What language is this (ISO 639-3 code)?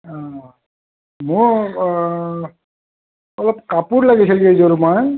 asm